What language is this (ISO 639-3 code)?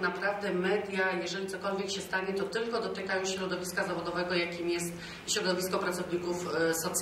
pol